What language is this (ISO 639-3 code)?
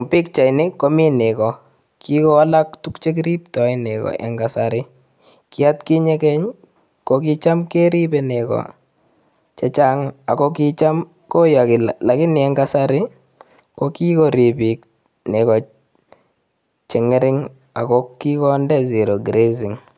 kln